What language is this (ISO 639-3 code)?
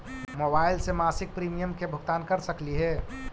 mag